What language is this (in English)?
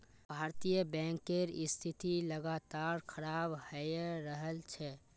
Magahi